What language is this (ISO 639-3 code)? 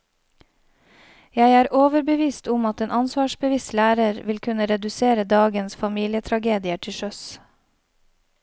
nor